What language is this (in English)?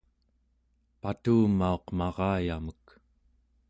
Central Yupik